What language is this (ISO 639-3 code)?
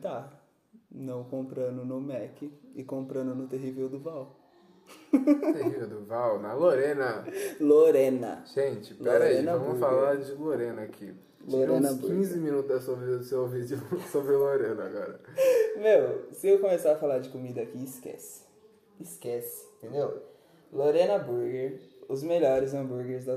por